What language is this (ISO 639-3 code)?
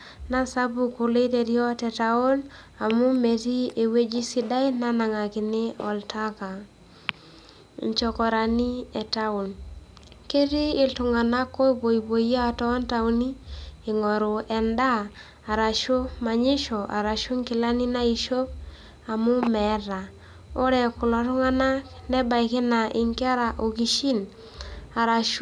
mas